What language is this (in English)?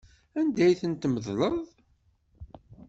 Kabyle